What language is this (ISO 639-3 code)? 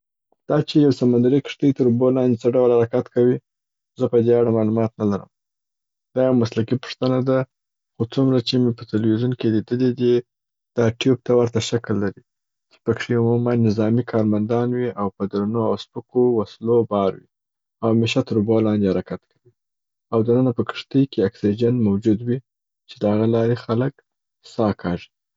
pbt